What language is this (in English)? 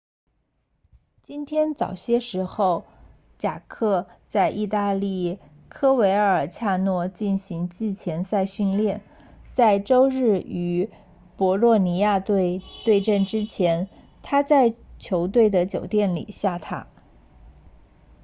Chinese